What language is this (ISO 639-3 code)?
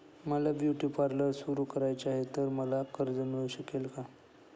mar